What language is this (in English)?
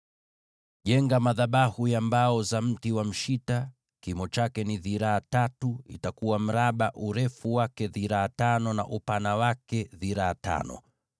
Swahili